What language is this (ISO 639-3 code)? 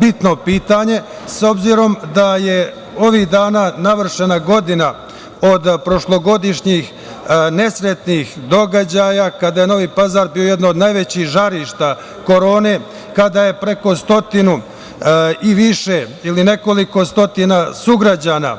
srp